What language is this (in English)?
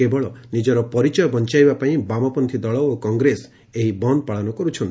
Odia